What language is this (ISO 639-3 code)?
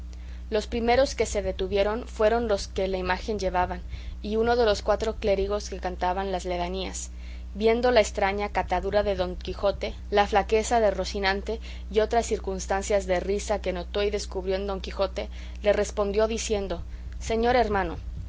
spa